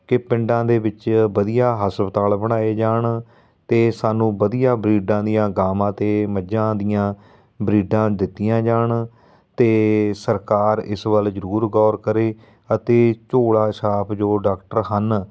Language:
Punjabi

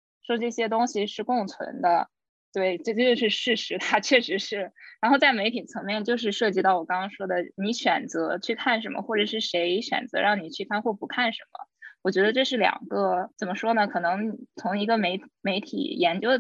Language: Chinese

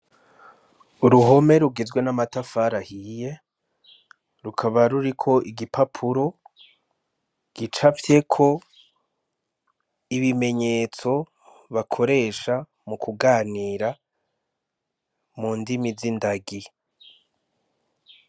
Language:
Rundi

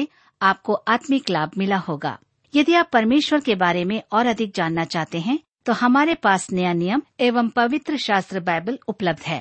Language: Hindi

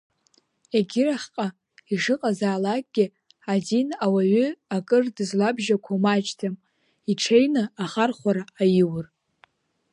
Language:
Abkhazian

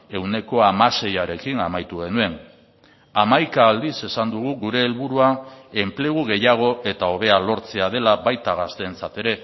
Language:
Basque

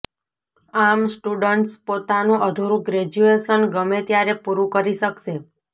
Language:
Gujarati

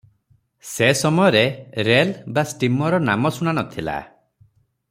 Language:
Odia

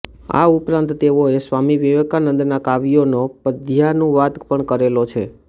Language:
Gujarati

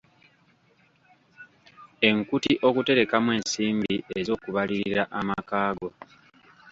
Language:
Ganda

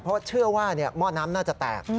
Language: Thai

